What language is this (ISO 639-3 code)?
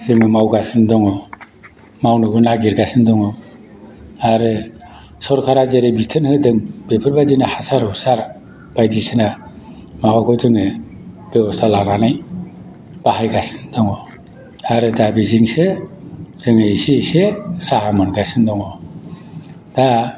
brx